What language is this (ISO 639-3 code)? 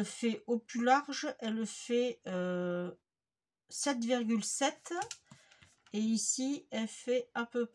fra